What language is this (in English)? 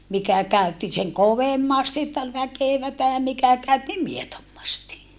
Finnish